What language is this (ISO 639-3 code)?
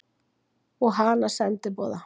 isl